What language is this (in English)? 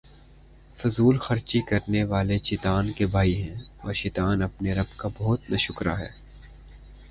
Urdu